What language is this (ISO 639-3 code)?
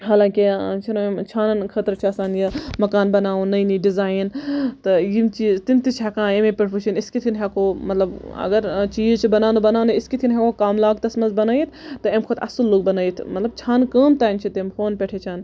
kas